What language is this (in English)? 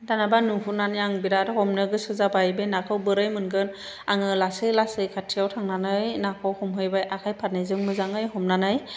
Bodo